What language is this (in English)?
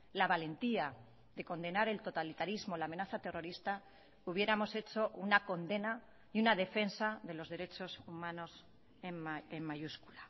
Spanish